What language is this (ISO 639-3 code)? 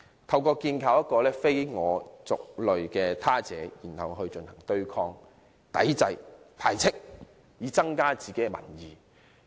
yue